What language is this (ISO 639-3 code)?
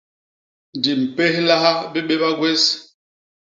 bas